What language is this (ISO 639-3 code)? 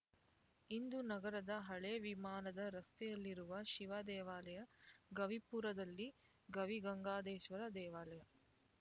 kan